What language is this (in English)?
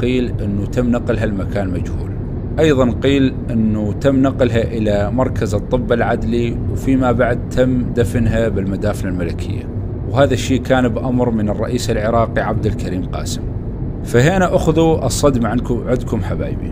Arabic